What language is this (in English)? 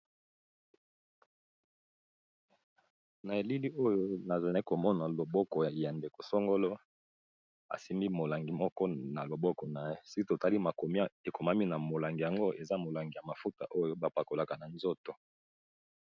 Lingala